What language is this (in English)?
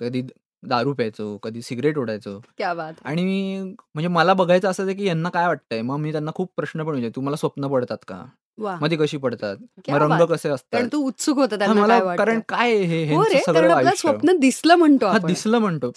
Marathi